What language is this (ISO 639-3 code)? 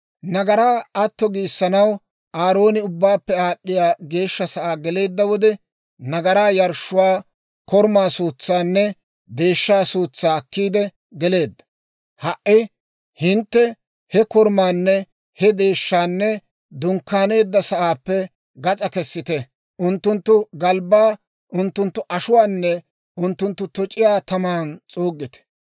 dwr